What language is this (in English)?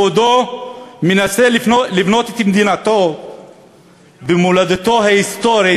Hebrew